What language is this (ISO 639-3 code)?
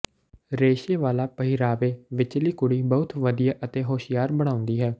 pan